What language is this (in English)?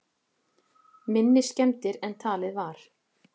Icelandic